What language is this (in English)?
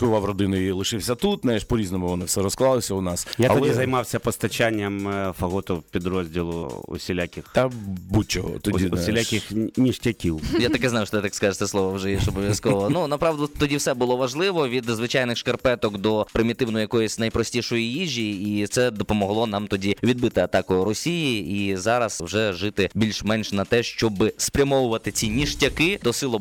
Ukrainian